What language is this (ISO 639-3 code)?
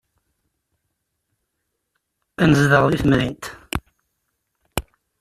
kab